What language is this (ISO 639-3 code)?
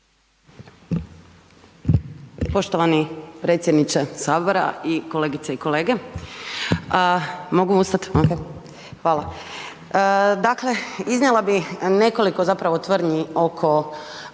hrv